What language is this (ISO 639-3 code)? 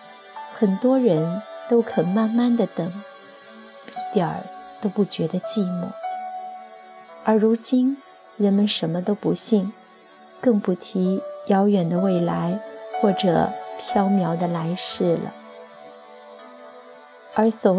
zho